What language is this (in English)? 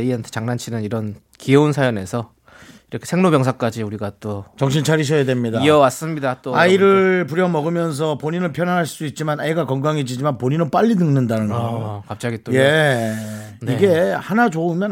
Korean